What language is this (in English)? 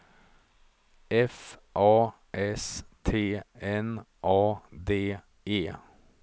Swedish